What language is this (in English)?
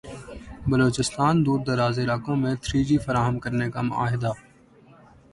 Urdu